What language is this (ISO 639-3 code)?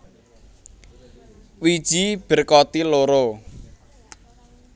jav